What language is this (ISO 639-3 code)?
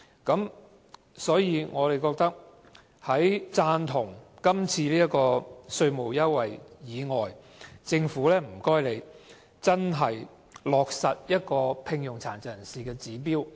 yue